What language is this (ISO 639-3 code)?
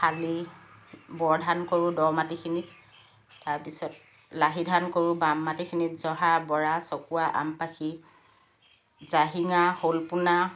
asm